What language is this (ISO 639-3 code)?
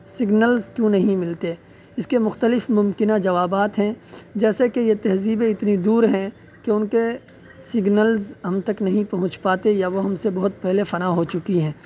urd